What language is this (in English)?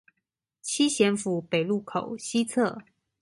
Chinese